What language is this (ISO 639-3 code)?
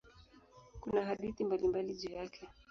swa